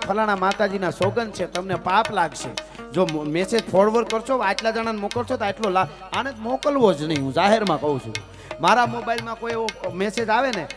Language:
Hindi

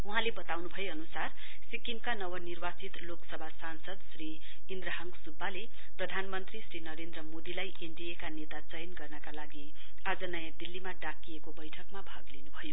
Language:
Nepali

